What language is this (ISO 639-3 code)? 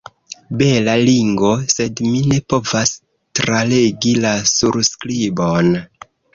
epo